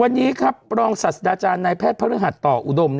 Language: Thai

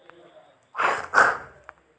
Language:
Telugu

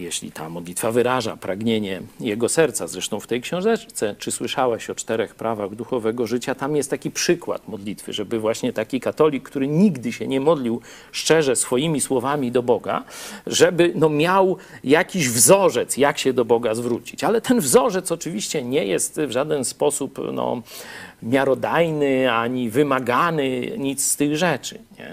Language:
Polish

